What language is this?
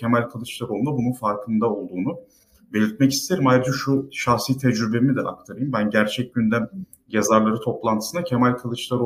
Turkish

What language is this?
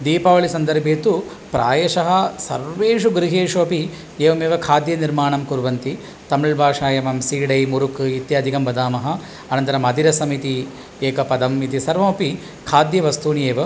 Sanskrit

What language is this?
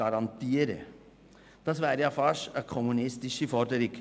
Swiss German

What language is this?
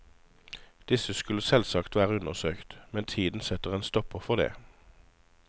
Norwegian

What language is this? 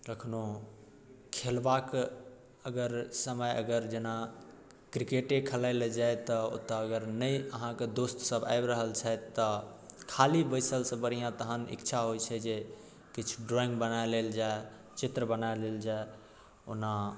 Maithili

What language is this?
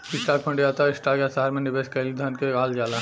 Bhojpuri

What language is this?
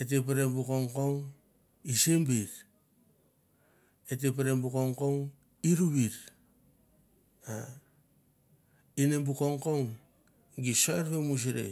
Mandara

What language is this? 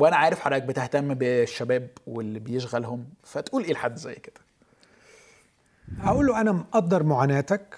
Arabic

